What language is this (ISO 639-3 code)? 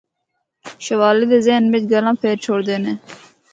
hno